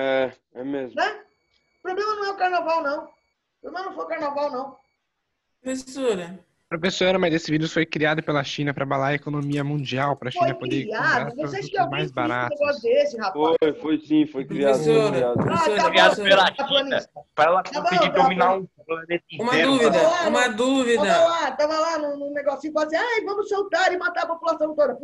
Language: Portuguese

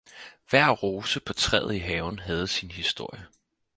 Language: Danish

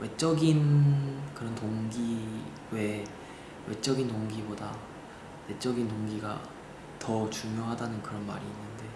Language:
Korean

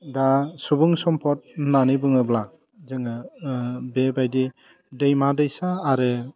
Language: Bodo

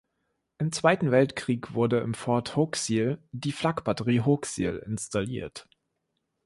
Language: German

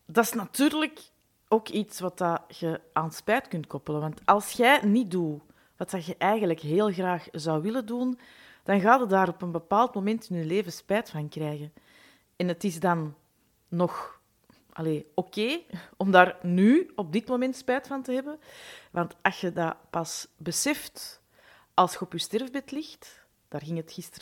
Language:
Dutch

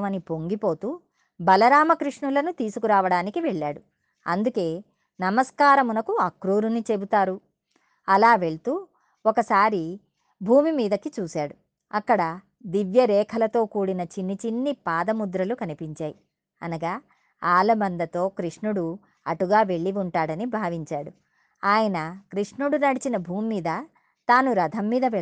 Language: Telugu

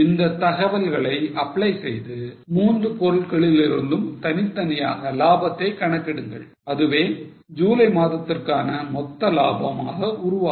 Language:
Tamil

